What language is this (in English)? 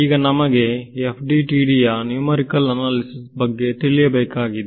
Kannada